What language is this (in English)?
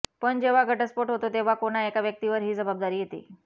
Marathi